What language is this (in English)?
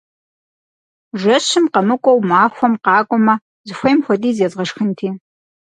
Kabardian